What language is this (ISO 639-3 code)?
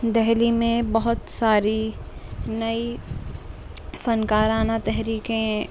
urd